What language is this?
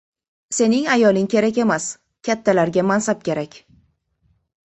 Uzbek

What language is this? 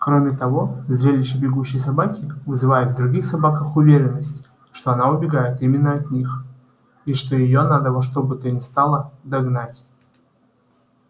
Russian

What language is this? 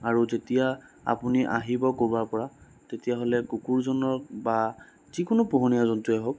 Assamese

